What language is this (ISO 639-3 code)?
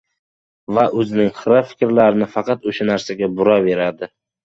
uzb